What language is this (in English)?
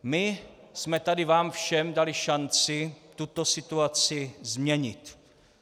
Czech